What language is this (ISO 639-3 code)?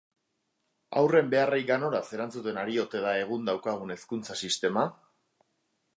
eus